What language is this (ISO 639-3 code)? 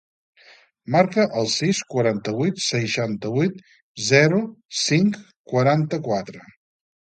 cat